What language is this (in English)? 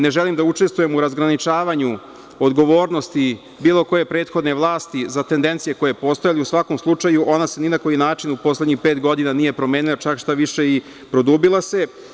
Serbian